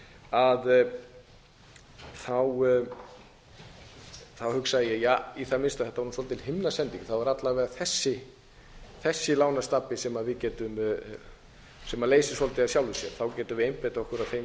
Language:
Icelandic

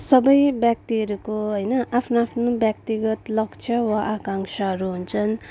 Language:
Nepali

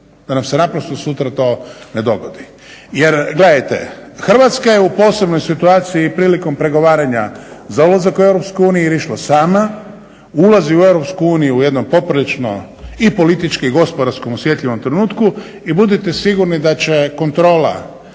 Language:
Croatian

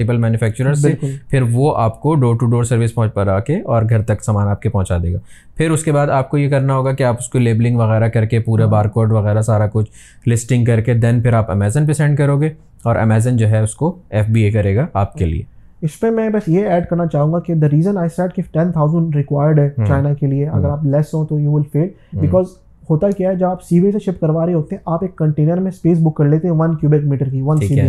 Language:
Urdu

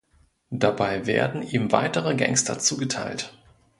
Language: German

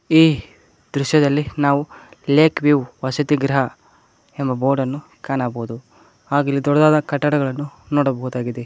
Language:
Kannada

